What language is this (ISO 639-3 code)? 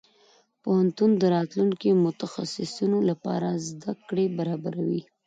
pus